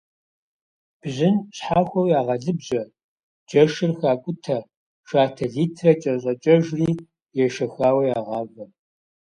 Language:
Kabardian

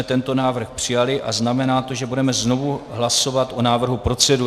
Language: Czech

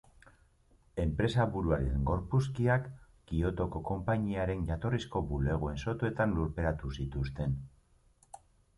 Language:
Basque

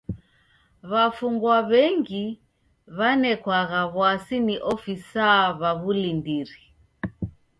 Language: Taita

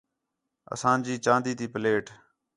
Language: Khetrani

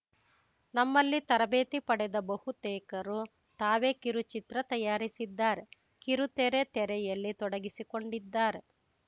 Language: Kannada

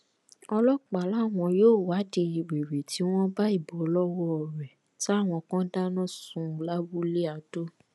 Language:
Yoruba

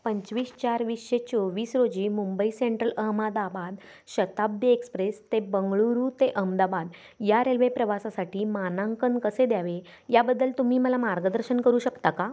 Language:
Marathi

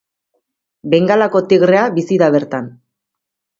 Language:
Basque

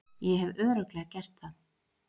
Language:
Icelandic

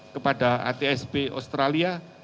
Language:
Indonesian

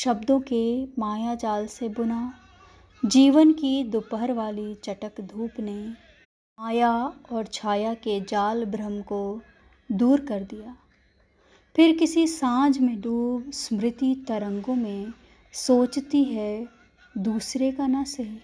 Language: Hindi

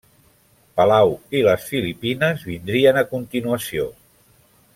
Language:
Catalan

